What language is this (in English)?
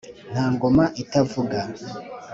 Kinyarwanda